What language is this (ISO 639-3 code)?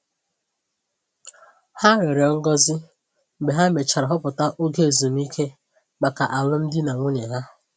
ibo